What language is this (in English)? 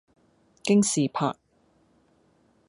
Cantonese